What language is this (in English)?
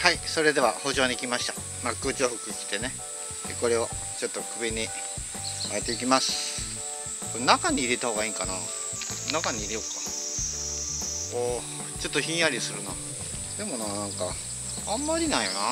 Japanese